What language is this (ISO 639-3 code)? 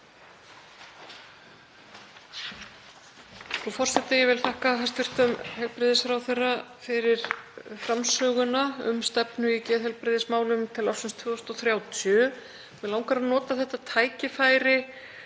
isl